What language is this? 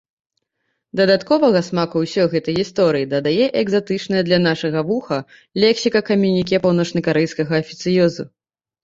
Belarusian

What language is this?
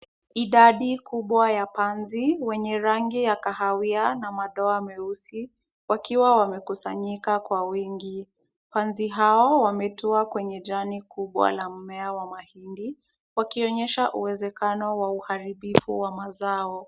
Swahili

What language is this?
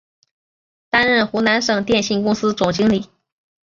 Chinese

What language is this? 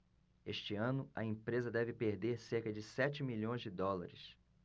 Portuguese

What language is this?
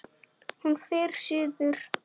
Icelandic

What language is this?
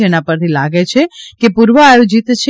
Gujarati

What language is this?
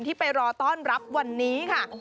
Thai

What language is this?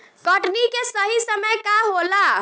Bhojpuri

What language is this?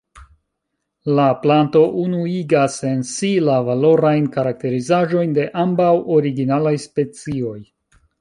Esperanto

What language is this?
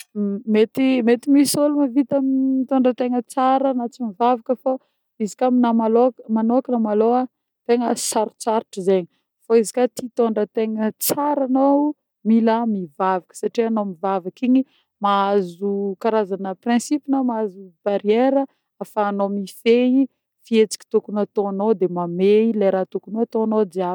Northern Betsimisaraka Malagasy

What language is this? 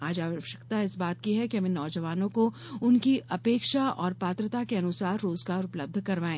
Hindi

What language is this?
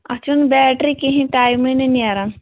Kashmiri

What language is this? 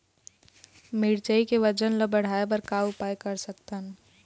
Chhattisgarhi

